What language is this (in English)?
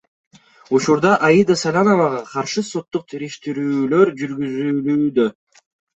Kyrgyz